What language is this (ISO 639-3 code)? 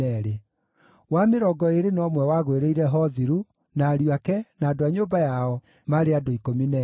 kik